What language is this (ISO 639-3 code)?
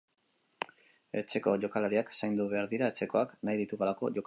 eus